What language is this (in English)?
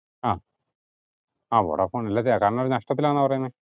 Malayalam